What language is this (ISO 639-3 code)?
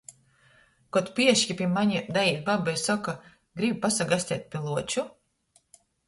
ltg